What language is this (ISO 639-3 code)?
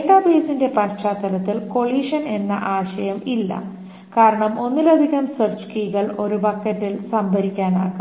mal